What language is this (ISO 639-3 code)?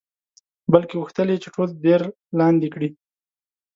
pus